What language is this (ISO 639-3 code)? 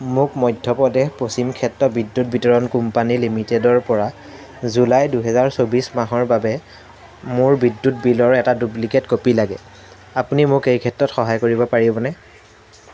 asm